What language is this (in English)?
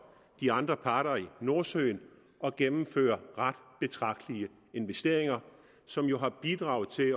Danish